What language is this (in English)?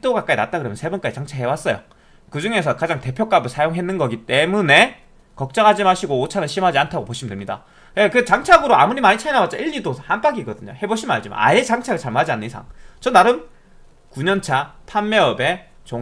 Korean